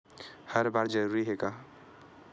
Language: Chhattisgarhi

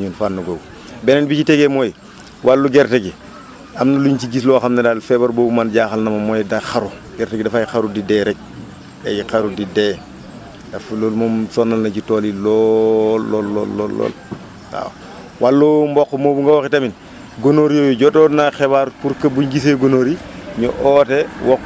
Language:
Wolof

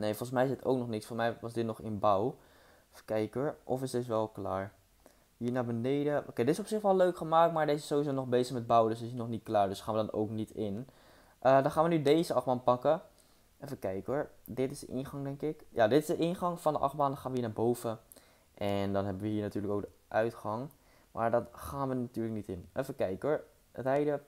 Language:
Dutch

